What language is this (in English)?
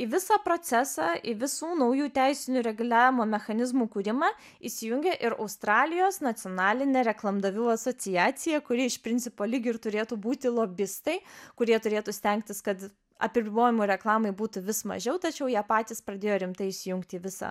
Lithuanian